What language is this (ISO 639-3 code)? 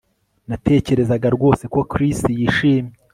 kin